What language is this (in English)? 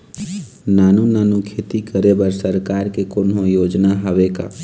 Chhattisgarhi